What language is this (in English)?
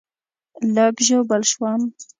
Pashto